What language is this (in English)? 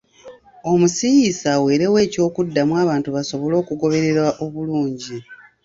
Ganda